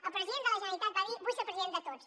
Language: Catalan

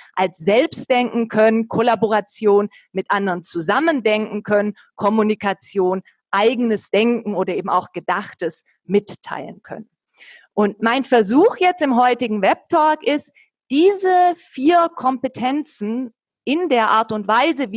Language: German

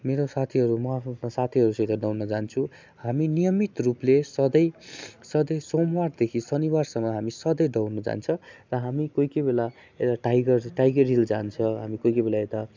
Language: Nepali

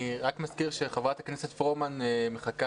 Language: Hebrew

